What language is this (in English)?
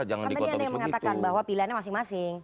Indonesian